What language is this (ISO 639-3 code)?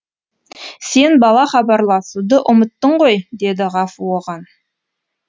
kaz